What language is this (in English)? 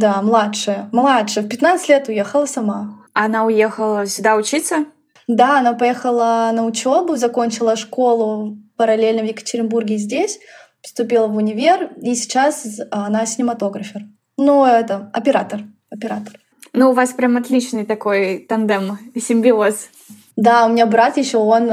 Russian